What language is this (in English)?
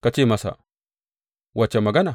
Hausa